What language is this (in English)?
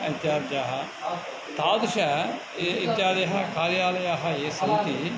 Sanskrit